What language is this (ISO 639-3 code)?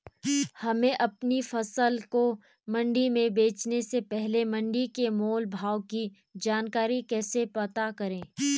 hin